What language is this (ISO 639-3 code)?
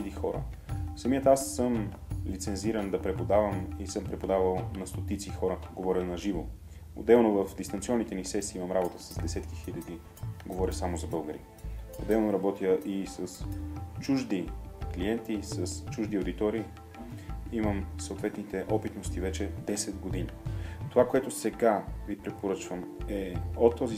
bul